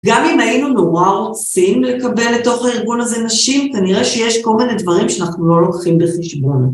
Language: Hebrew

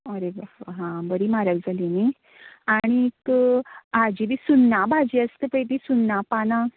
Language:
Konkani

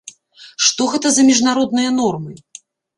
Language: Belarusian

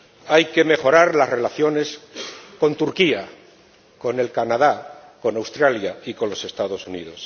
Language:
Spanish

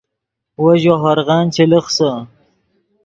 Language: Yidgha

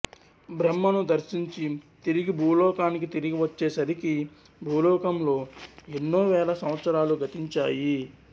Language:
Telugu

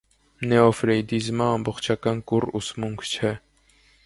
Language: Armenian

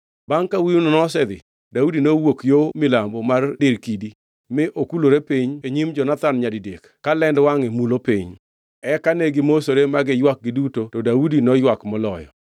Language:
Luo (Kenya and Tanzania)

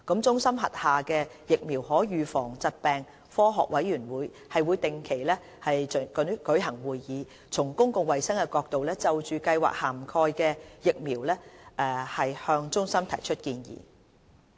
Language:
Cantonese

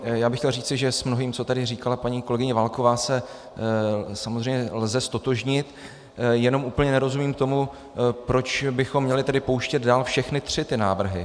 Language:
Czech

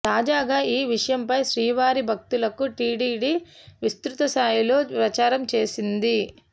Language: Telugu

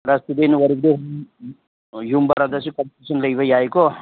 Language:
Manipuri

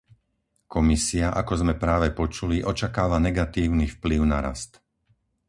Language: Slovak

